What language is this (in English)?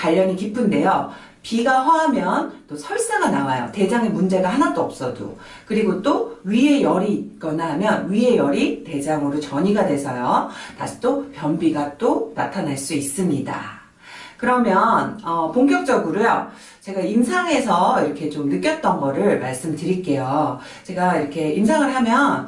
Korean